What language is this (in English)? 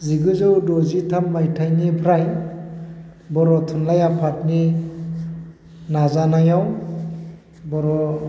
Bodo